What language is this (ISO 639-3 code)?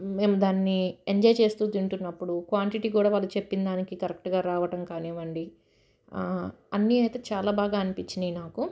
tel